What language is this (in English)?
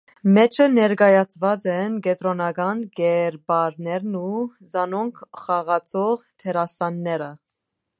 Armenian